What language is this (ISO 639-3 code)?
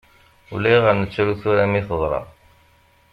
kab